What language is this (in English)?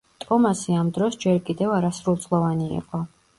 Georgian